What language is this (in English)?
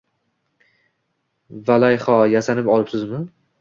Uzbek